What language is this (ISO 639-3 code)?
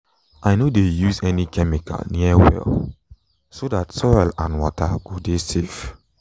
pcm